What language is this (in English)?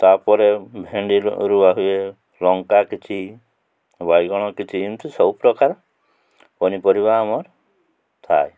Odia